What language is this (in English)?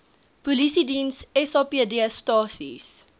Afrikaans